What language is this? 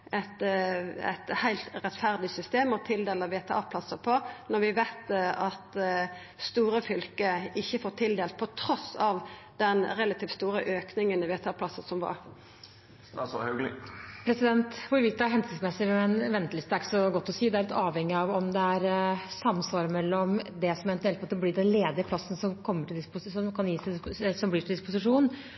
Norwegian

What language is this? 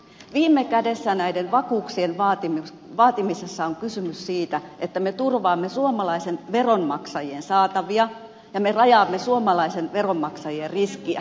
Finnish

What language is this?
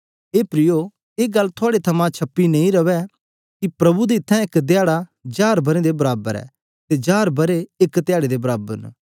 Dogri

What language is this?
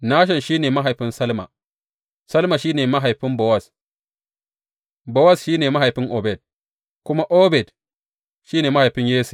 Hausa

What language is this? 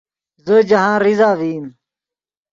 Yidgha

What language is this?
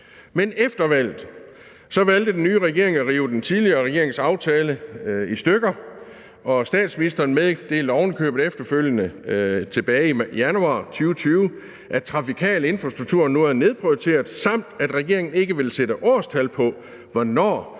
Danish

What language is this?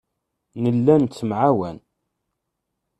Kabyle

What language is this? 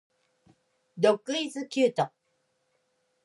Japanese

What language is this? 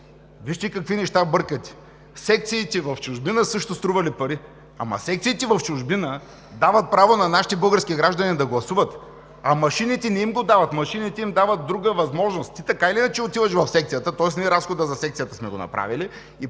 Bulgarian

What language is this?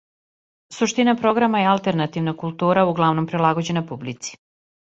Serbian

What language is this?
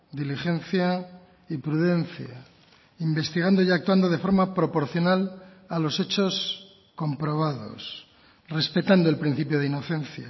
Spanish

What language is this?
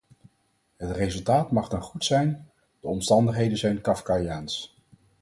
Dutch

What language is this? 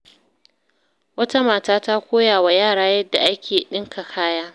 Hausa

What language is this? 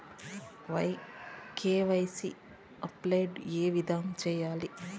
Telugu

